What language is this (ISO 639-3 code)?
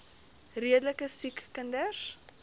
afr